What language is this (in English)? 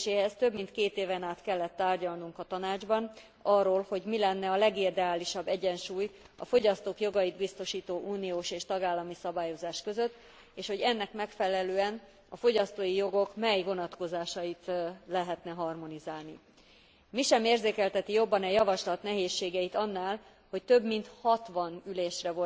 Hungarian